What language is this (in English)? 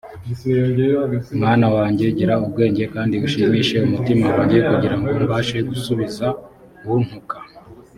Kinyarwanda